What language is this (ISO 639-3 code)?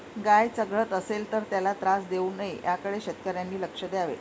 mar